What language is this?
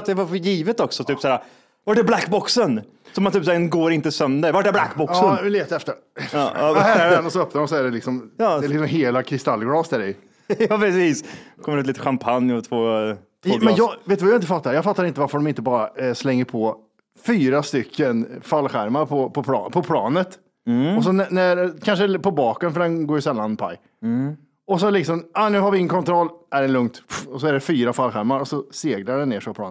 Swedish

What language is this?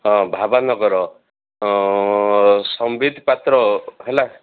Odia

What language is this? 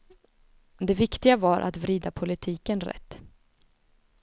Swedish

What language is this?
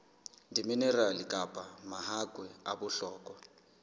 Southern Sotho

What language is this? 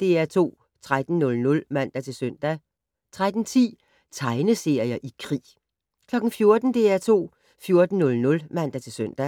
Danish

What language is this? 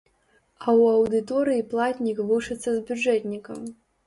Belarusian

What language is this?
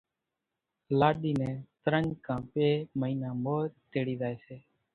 Kachi Koli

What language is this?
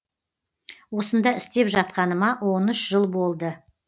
Kazakh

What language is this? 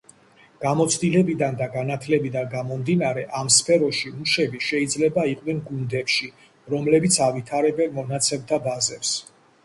Georgian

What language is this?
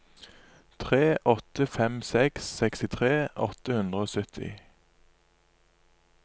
Norwegian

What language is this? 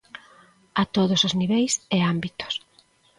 Galician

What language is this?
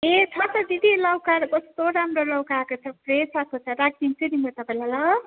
Nepali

